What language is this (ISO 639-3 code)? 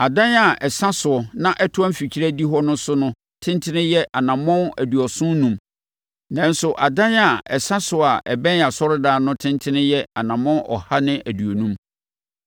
aka